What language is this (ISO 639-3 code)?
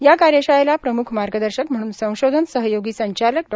mar